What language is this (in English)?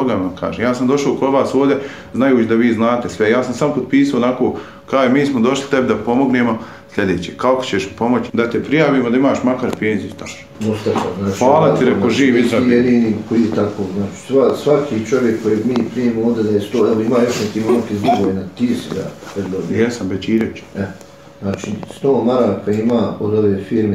Croatian